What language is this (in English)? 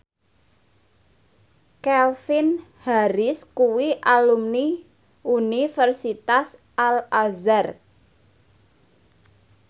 Javanese